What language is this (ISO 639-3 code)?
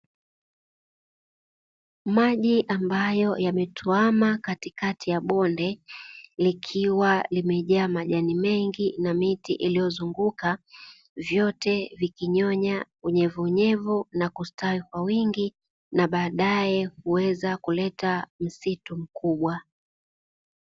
swa